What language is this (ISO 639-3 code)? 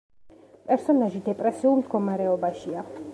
kat